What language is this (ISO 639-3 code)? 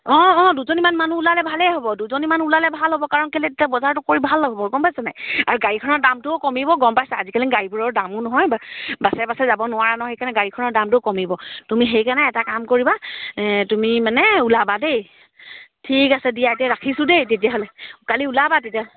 asm